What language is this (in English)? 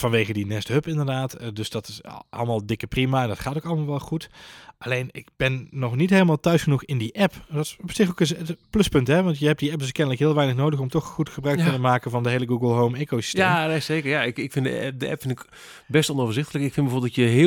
Dutch